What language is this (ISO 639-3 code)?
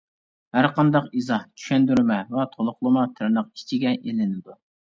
uig